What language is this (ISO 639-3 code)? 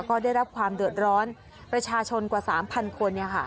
tha